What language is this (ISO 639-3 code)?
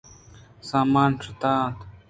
bgp